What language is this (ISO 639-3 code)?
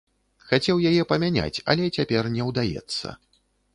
bel